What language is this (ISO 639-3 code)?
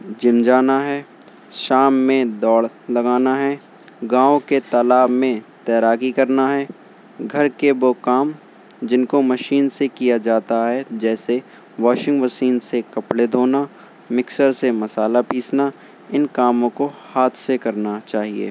urd